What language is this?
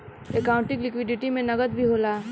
Bhojpuri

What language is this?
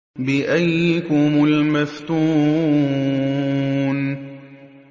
Arabic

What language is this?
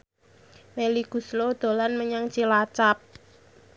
Javanese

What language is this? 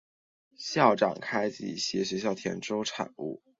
Chinese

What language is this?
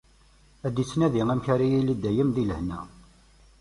Kabyle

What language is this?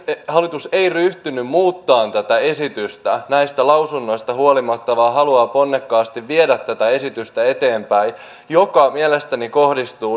Finnish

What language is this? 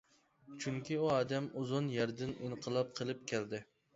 Uyghur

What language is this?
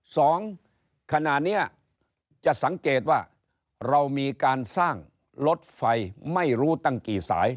Thai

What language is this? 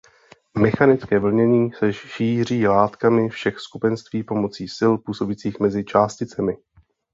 Czech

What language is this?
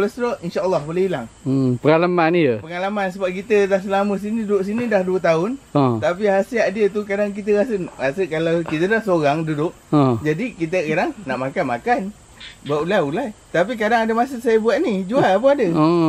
Malay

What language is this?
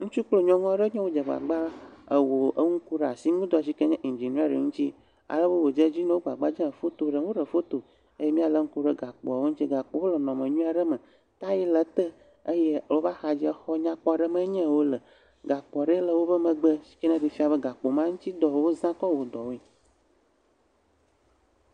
Ewe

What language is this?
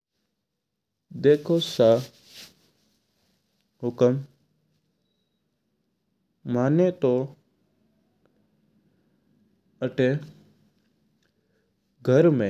Mewari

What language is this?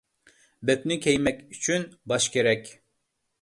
Uyghur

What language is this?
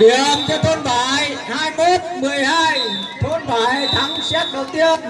Vietnamese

